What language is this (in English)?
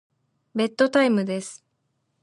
Japanese